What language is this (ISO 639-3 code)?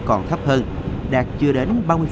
vie